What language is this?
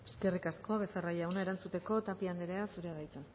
Basque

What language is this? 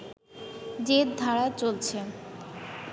Bangla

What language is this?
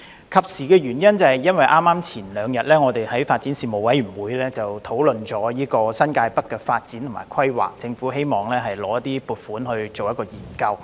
Cantonese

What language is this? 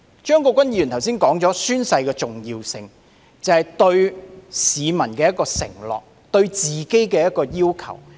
Cantonese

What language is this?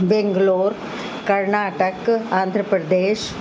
Sindhi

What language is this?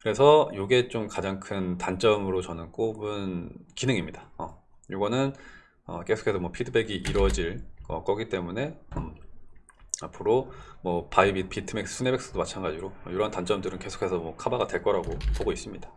Korean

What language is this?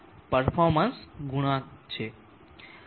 Gujarati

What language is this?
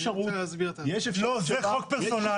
Hebrew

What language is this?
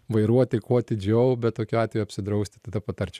Lithuanian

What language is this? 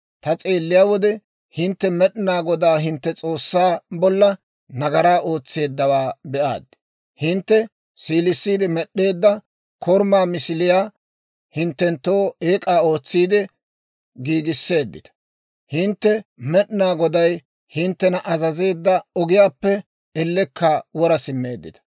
Dawro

